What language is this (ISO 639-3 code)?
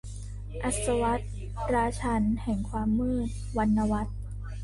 tha